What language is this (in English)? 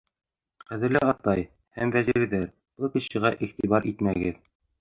Bashkir